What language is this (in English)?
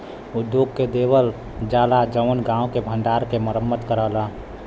Bhojpuri